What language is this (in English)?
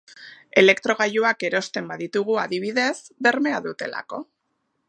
Basque